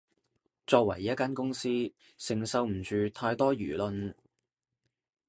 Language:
Cantonese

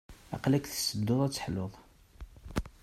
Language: Kabyle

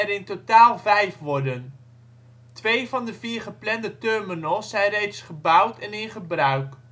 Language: Dutch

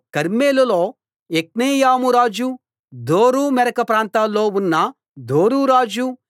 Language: Telugu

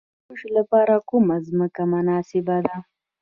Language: Pashto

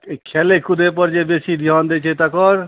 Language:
Maithili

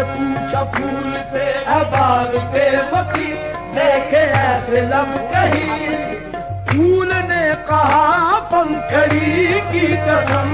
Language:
Arabic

